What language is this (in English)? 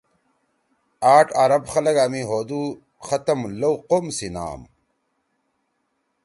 Torwali